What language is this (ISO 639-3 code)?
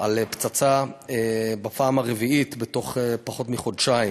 heb